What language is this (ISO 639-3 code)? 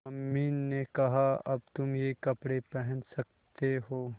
hin